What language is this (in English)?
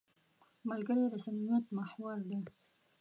Pashto